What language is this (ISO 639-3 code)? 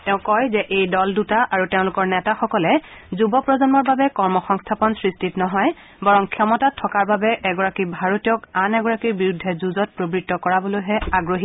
asm